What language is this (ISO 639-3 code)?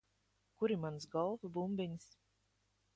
lav